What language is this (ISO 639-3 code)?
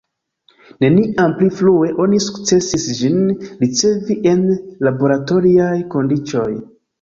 epo